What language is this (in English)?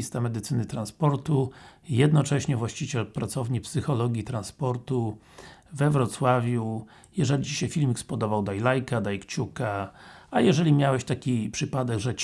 Polish